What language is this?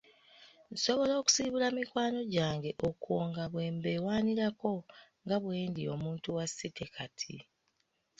Ganda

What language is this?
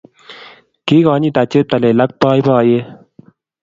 Kalenjin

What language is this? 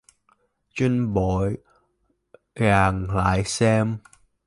Vietnamese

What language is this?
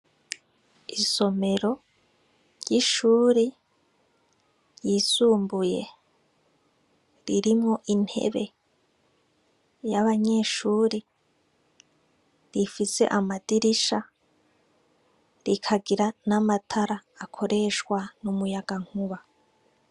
Rundi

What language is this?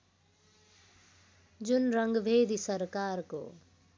Nepali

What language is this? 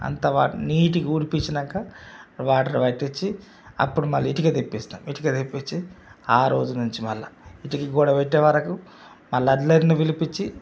Telugu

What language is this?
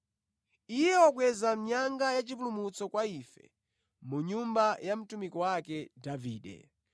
Nyanja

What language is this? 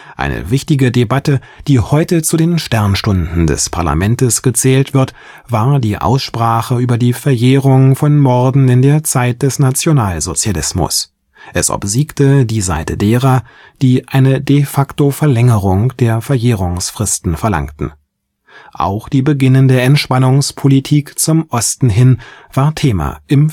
German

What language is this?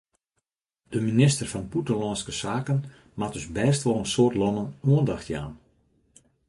Western Frisian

